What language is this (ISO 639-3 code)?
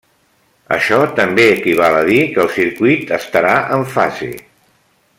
cat